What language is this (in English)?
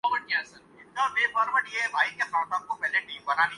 Urdu